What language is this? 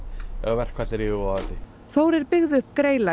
Icelandic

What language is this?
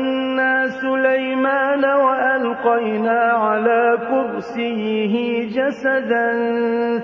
Arabic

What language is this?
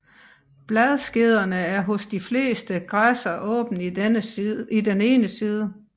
Danish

